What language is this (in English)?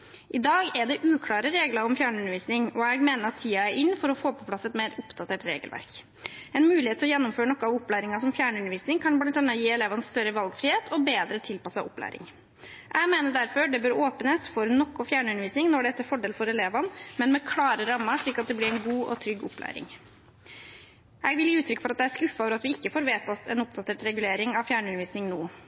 Norwegian Bokmål